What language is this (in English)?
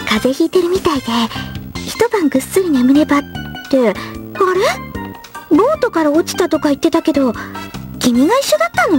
Japanese